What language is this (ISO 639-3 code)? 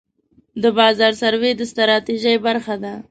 pus